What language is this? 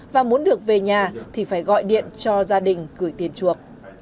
Vietnamese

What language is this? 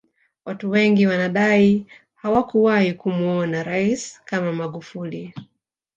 Swahili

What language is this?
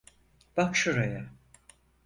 Turkish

